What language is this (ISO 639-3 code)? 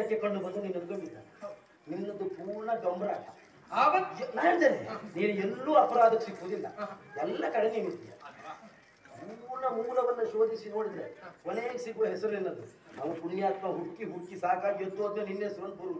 ara